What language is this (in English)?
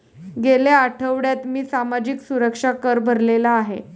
Marathi